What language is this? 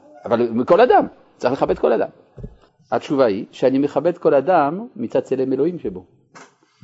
Hebrew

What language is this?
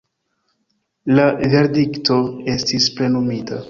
Esperanto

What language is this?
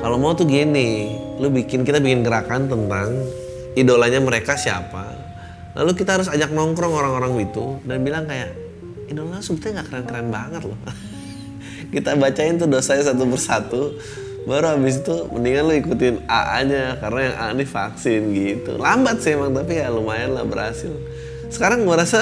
Indonesian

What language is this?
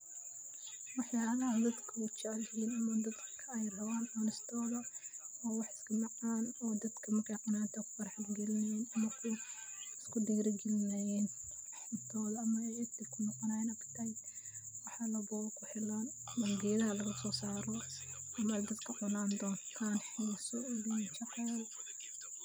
Somali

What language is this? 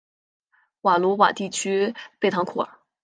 Chinese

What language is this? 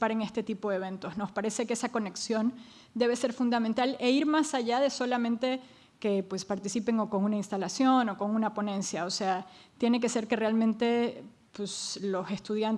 Spanish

